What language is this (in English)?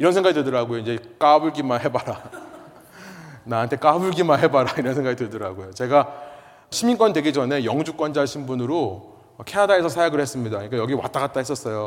Korean